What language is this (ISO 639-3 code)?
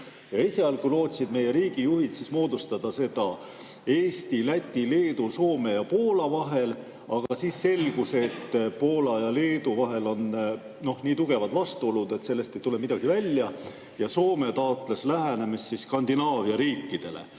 est